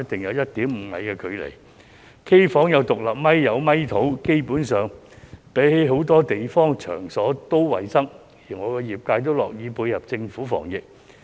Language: Cantonese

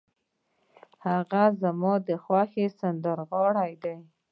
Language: Pashto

